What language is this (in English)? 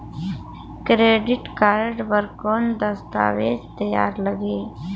Chhattisgarhi